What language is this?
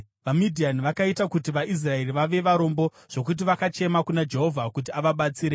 Shona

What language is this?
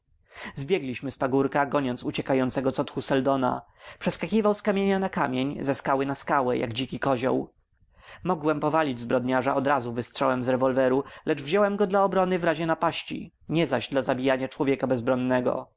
Polish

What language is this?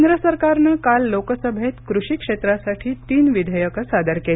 Marathi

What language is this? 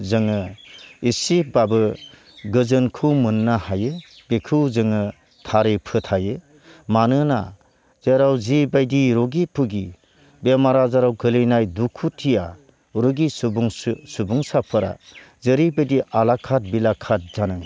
Bodo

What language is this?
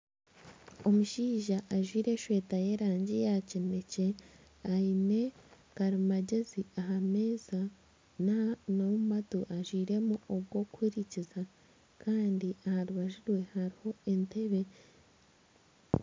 Nyankole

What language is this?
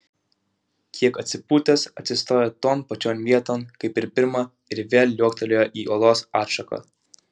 Lithuanian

